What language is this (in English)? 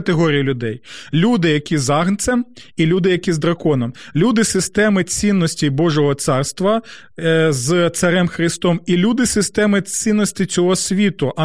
Ukrainian